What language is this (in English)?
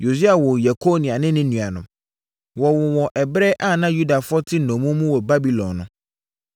Akan